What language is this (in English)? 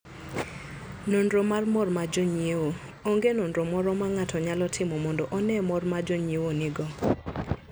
Luo (Kenya and Tanzania)